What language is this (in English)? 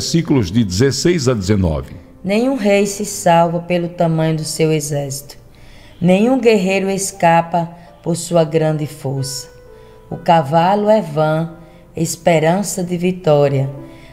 Portuguese